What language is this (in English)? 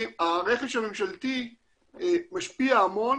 Hebrew